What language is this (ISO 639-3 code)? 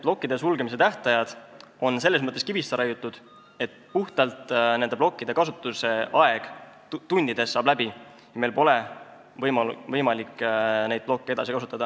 est